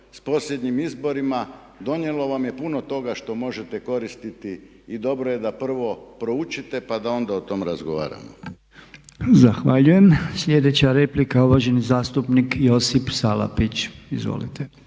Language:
Croatian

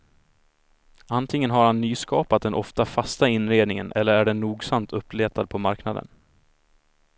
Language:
Swedish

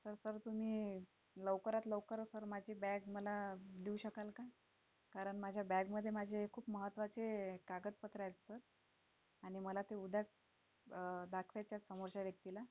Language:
Marathi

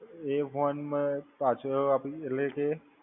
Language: Gujarati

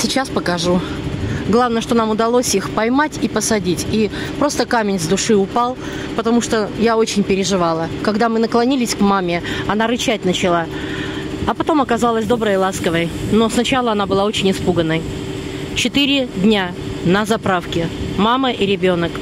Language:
Russian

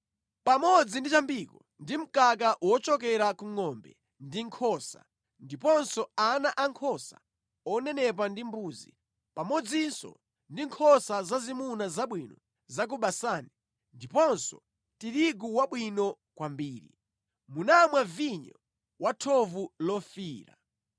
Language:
Nyanja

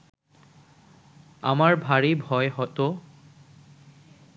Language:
Bangla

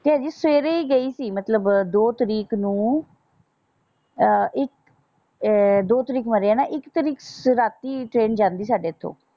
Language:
Punjabi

